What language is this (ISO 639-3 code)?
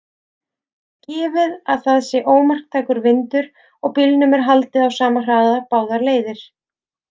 isl